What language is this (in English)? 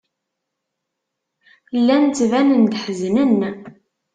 Kabyle